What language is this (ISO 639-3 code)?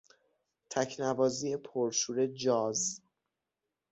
fas